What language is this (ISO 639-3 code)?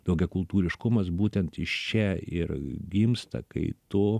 lit